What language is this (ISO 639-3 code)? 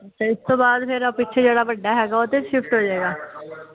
pan